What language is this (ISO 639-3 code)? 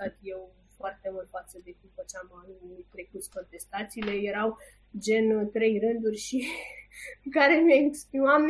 ron